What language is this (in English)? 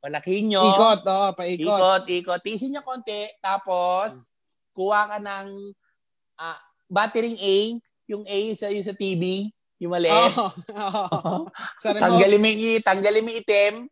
Filipino